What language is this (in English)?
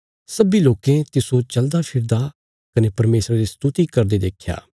Bilaspuri